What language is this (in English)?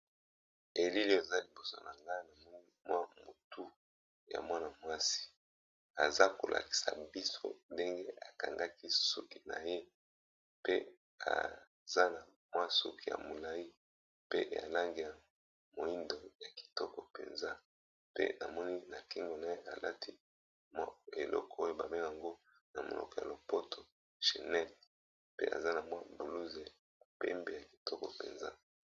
Lingala